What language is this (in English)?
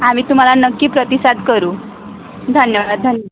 Marathi